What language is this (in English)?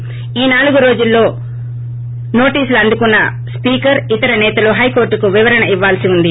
Telugu